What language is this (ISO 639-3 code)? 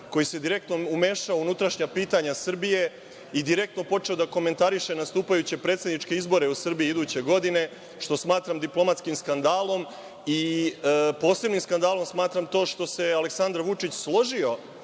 srp